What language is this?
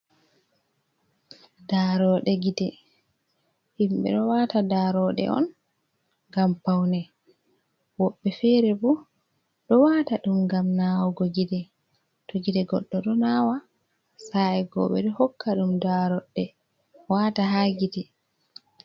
Fula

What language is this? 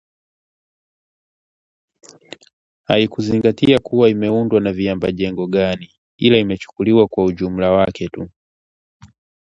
Swahili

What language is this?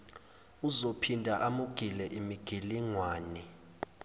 Zulu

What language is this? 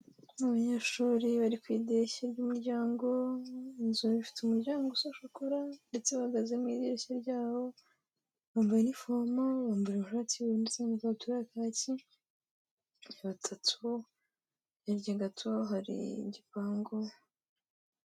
Kinyarwanda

